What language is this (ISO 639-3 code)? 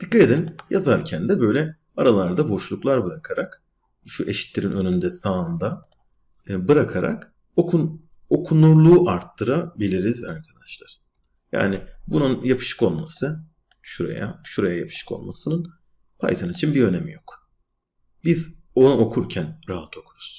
tur